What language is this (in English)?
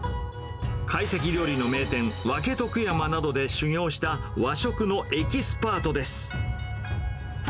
Japanese